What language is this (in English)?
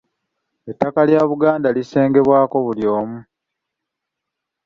Ganda